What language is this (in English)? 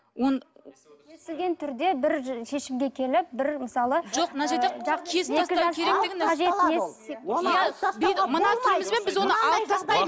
Kazakh